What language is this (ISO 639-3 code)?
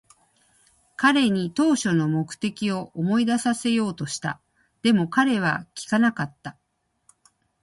jpn